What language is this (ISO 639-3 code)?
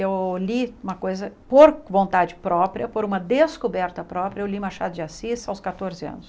por